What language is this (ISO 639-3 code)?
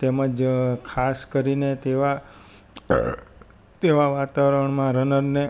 guj